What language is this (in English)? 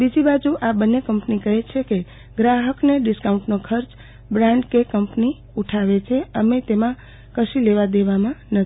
Gujarati